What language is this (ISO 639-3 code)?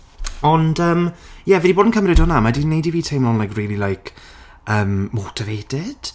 cym